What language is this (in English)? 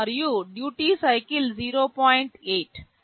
Telugu